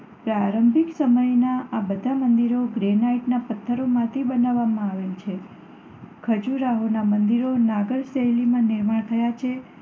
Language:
Gujarati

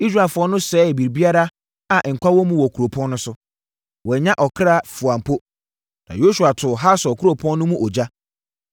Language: Akan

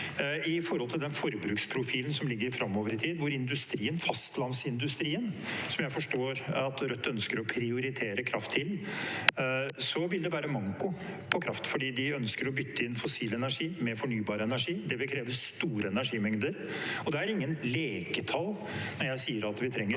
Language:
Norwegian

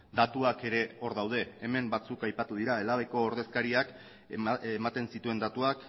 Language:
Basque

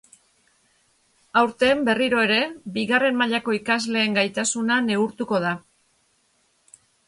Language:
Basque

